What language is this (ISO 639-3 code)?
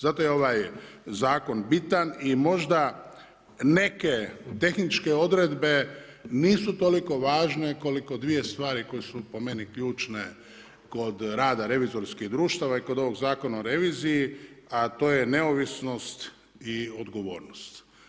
hrv